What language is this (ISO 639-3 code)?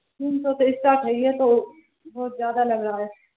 urd